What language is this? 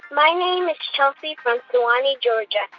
English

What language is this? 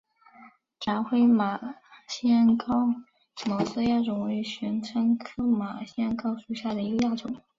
Chinese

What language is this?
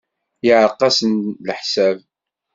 Kabyle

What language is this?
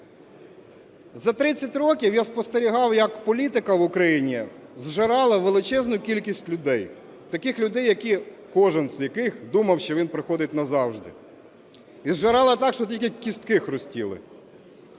Ukrainian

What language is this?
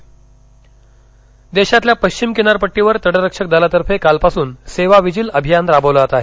Marathi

